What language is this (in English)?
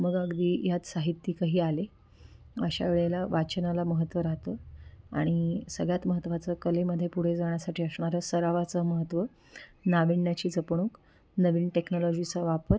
Marathi